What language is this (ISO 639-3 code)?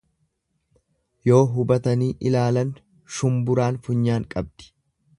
orm